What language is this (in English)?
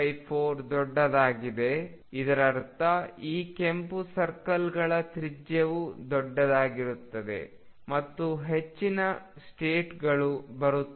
Kannada